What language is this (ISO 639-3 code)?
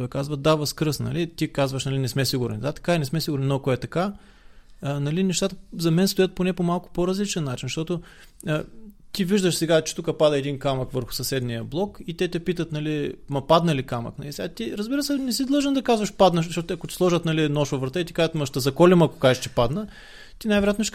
bul